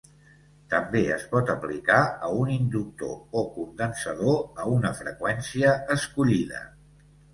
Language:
Catalan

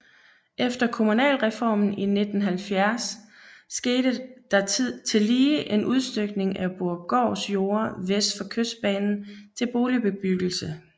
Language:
Danish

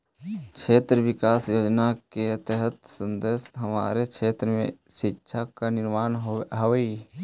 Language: Magahi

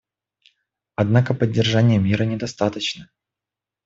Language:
Russian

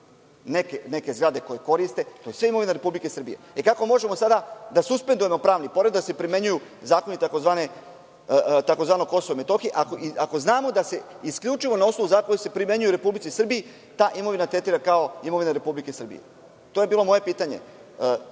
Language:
Serbian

